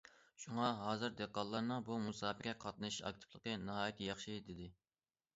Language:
Uyghur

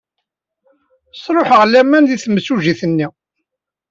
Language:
Kabyle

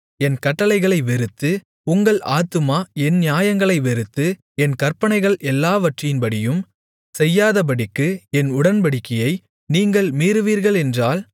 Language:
Tamil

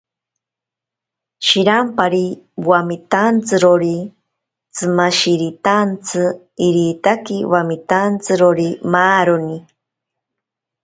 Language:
Ashéninka Perené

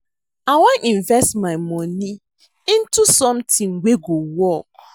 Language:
Nigerian Pidgin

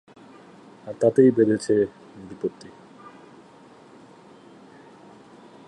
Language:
Bangla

